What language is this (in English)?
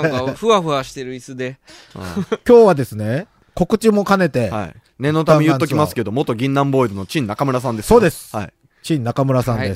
Japanese